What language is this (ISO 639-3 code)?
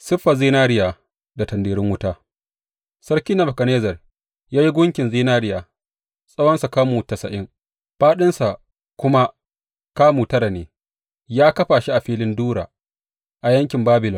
hau